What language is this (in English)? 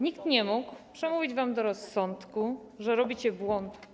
Polish